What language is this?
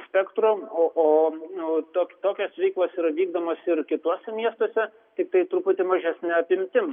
Lithuanian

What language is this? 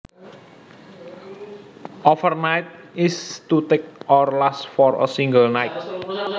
Javanese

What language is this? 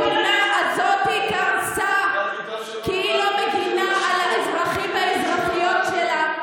Hebrew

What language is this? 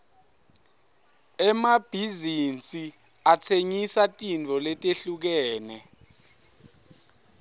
Swati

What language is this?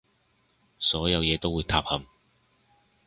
Cantonese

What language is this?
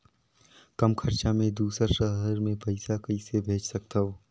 Chhattisgarhi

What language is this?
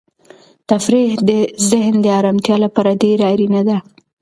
Pashto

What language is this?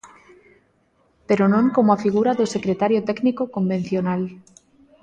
Galician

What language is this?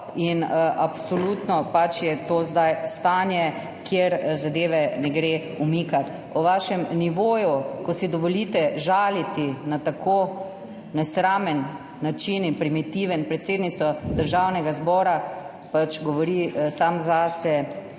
Slovenian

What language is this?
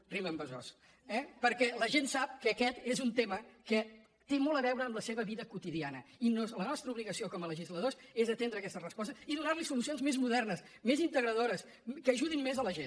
Catalan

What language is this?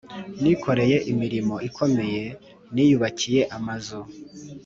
Kinyarwanda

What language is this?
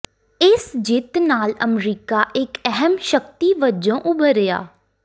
Punjabi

